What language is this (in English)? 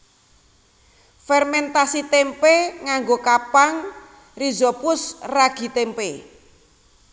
Javanese